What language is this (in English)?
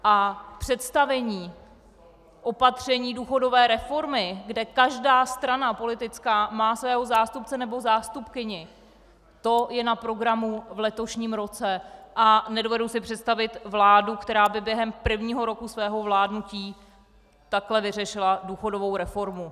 Czech